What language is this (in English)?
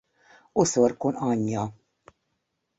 Hungarian